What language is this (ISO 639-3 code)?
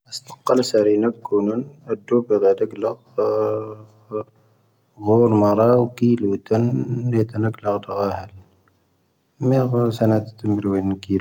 thv